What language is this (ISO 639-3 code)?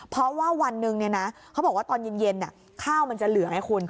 tha